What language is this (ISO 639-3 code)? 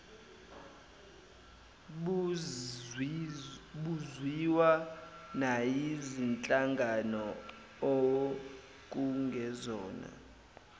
zul